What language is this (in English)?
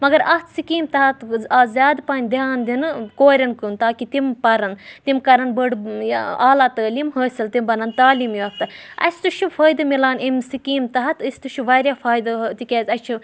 Kashmiri